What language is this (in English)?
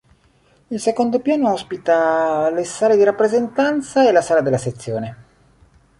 Italian